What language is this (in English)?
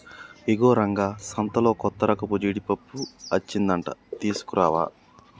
Telugu